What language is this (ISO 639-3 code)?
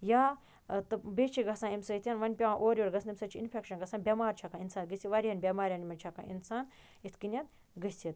kas